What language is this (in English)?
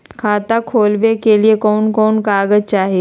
Magahi